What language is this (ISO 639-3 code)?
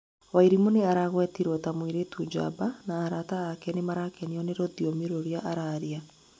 kik